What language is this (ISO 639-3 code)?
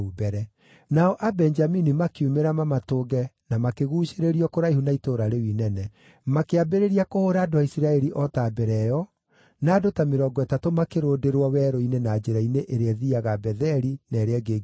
kik